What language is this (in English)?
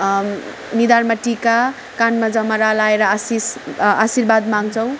Nepali